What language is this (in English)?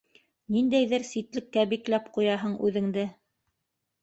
Bashkir